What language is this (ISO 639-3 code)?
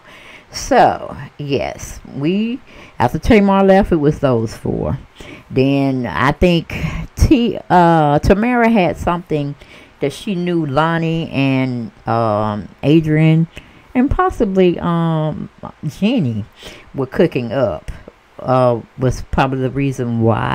eng